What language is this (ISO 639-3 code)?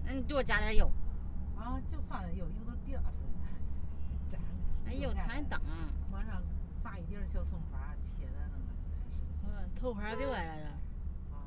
zho